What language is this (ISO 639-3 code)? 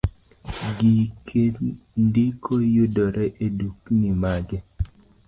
luo